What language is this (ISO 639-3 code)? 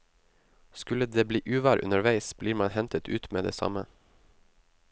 nor